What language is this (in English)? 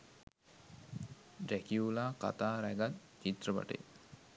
Sinhala